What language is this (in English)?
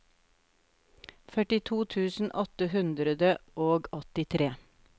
Norwegian